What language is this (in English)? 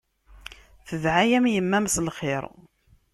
Kabyle